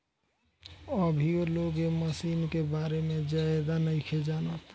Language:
Bhojpuri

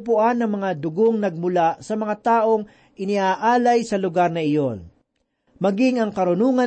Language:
Filipino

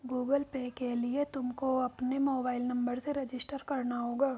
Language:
Hindi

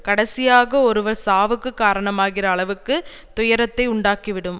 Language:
Tamil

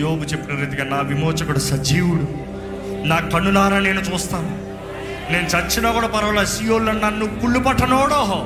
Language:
Telugu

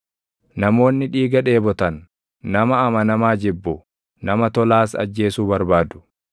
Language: Oromo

